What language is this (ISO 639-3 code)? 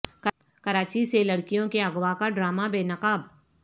urd